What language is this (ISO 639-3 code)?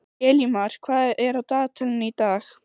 isl